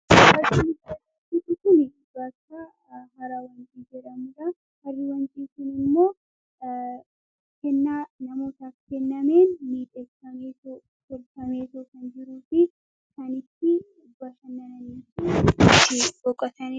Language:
Oromo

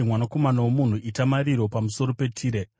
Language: Shona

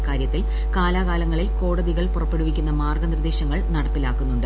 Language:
Malayalam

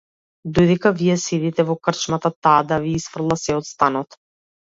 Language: Macedonian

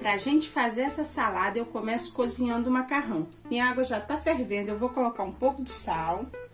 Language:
Portuguese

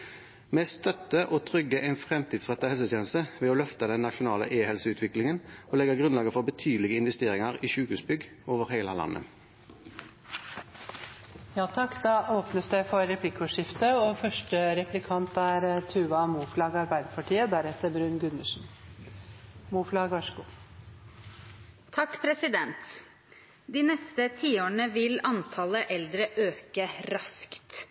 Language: Norwegian Bokmål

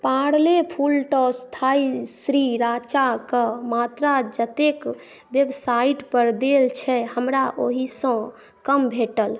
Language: Maithili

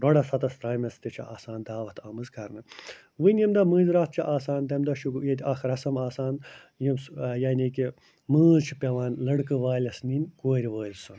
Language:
Kashmiri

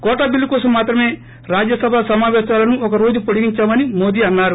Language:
Telugu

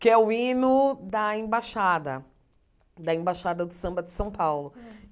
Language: Portuguese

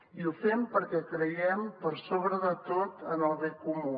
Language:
Catalan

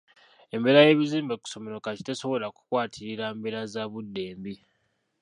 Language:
Ganda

